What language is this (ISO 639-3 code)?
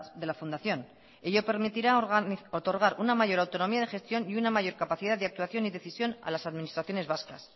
spa